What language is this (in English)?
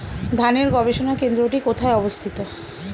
Bangla